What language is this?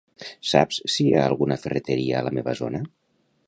Catalan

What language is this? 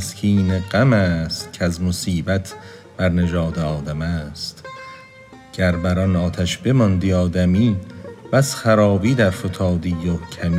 Persian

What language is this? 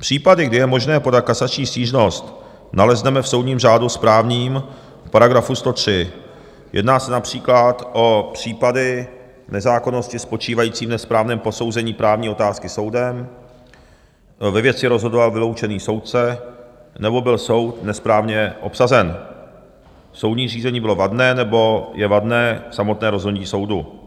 Czech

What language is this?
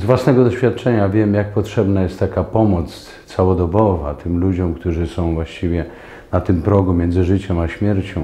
Polish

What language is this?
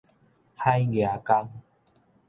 Min Nan Chinese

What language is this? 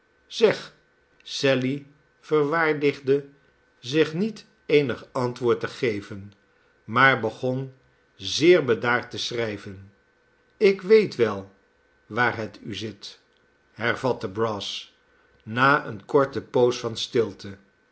Dutch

